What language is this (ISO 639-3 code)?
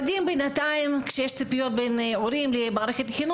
heb